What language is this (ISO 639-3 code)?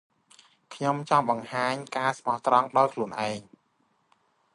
khm